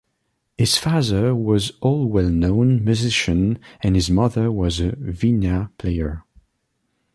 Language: English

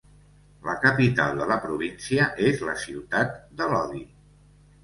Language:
Catalan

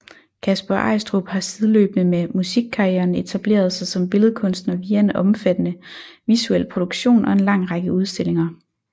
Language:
Danish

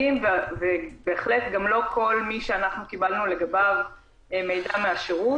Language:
Hebrew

